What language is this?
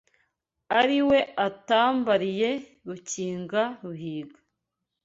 Kinyarwanda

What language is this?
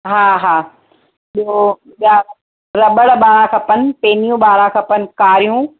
Sindhi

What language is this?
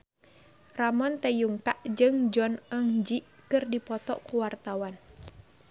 Sundanese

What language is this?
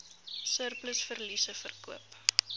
Afrikaans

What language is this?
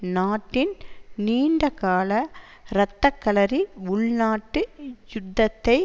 Tamil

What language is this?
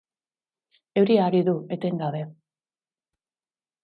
Basque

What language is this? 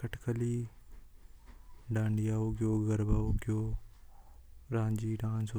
Hadothi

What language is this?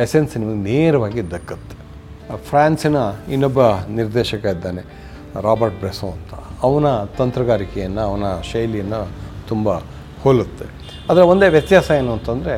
Kannada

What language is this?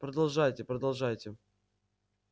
Russian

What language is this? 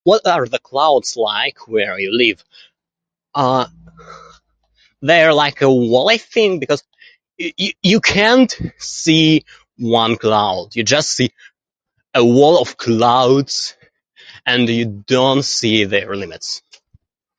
English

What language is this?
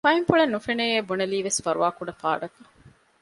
Divehi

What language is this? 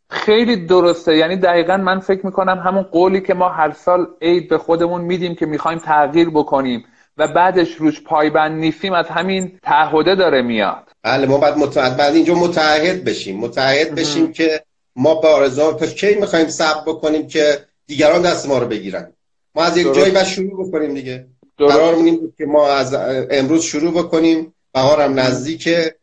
Persian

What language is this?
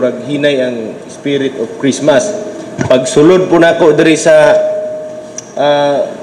Filipino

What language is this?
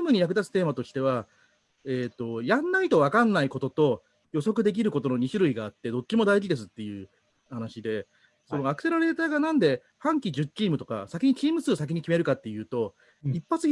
Japanese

